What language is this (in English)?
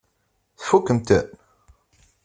Kabyle